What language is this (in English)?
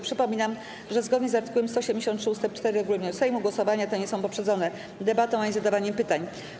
Polish